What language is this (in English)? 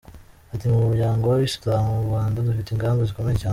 Kinyarwanda